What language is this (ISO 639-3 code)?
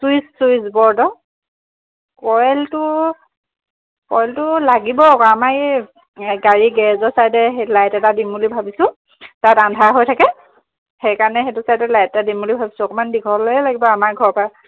asm